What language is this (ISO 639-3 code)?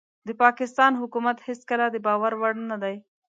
pus